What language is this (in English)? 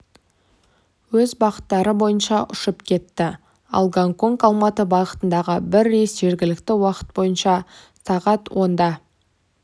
Kazakh